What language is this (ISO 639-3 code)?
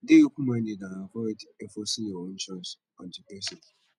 pcm